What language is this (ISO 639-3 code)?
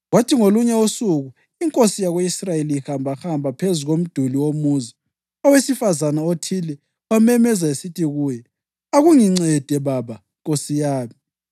nde